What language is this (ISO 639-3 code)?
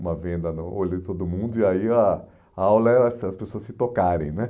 por